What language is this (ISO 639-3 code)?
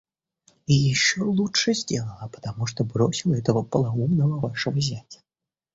rus